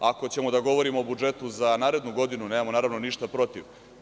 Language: Serbian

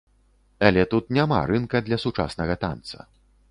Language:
Belarusian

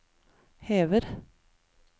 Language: Norwegian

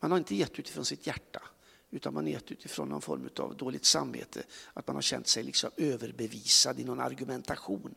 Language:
Swedish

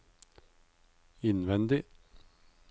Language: Norwegian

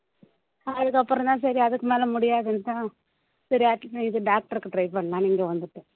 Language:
Tamil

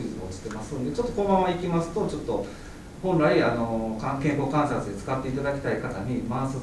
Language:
Japanese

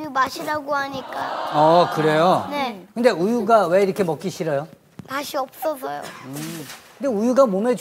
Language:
Korean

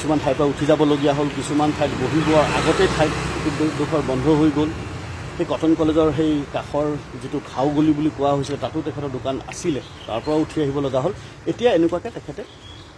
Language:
Thai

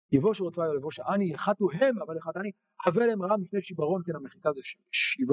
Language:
Hebrew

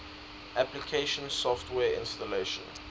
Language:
English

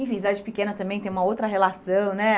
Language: Portuguese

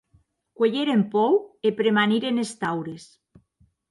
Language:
Occitan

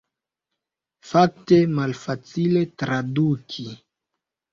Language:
Esperanto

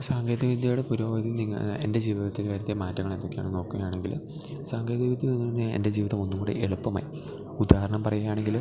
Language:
Malayalam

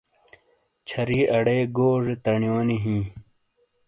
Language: Shina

